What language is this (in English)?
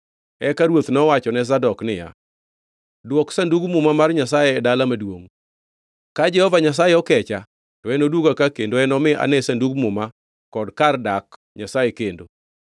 Luo (Kenya and Tanzania)